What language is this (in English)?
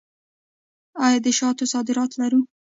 Pashto